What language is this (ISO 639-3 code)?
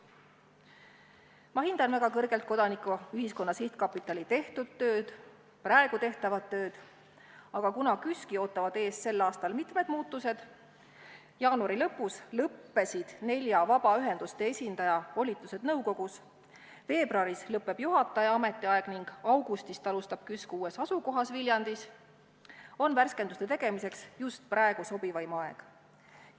est